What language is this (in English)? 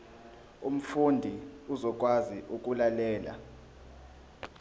Zulu